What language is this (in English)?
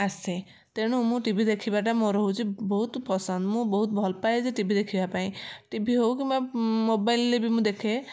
Odia